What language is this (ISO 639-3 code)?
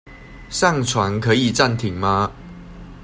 zho